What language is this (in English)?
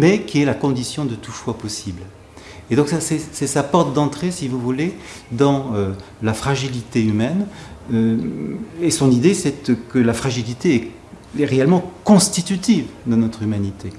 French